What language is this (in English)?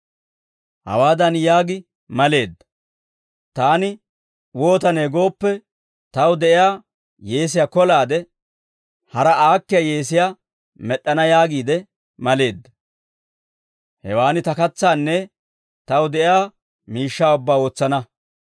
Dawro